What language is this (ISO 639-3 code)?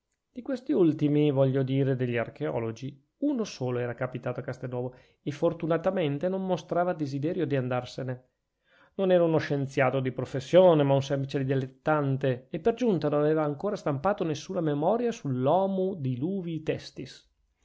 ita